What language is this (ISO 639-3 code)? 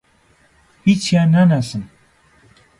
ckb